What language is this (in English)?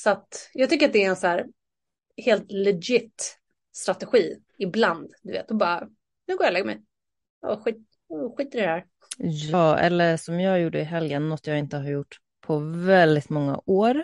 Swedish